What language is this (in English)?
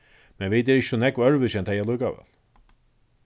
Faroese